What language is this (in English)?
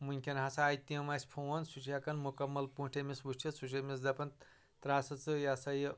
Kashmiri